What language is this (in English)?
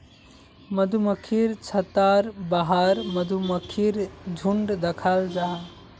Magahi